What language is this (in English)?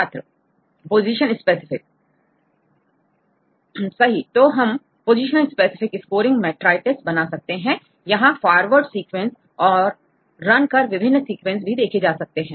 Hindi